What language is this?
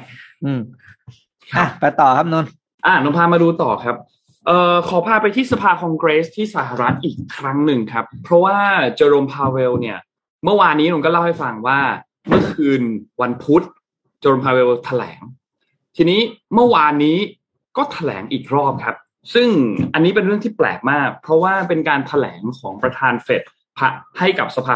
Thai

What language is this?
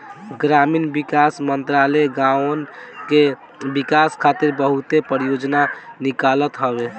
Bhojpuri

